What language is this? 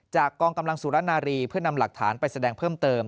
Thai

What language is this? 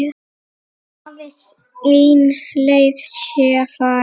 Icelandic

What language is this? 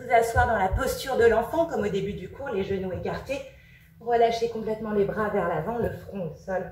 French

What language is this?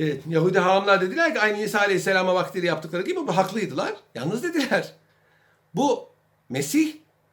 Turkish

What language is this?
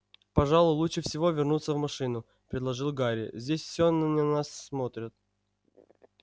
Russian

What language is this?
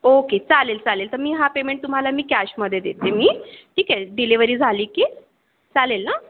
Marathi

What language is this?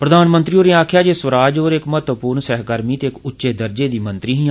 Dogri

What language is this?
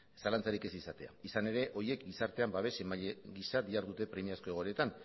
Basque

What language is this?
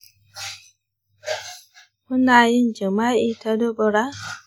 Hausa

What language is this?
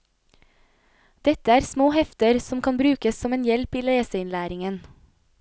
Norwegian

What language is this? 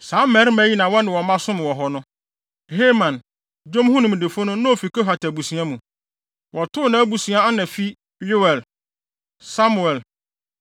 Akan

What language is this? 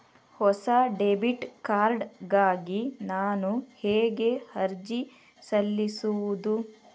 Kannada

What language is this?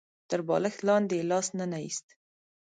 Pashto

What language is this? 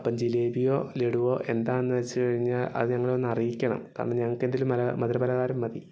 Malayalam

